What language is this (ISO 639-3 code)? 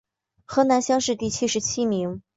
zho